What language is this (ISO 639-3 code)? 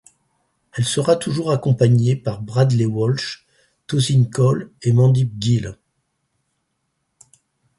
fra